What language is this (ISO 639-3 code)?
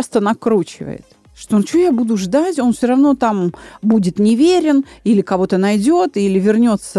rus